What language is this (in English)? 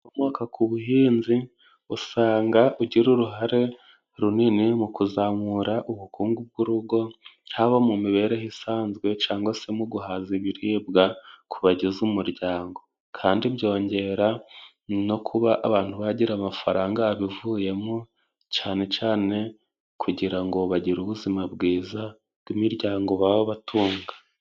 Kinyarwanda